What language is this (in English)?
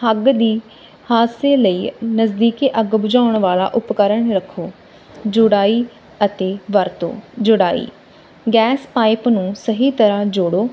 Punjabi